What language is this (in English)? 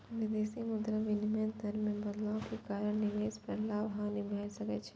Maithili